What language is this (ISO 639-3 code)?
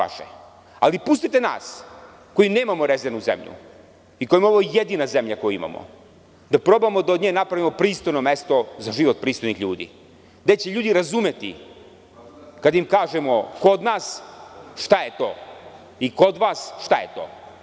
srp